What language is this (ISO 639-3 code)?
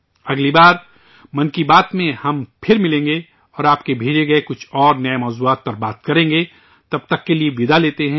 urd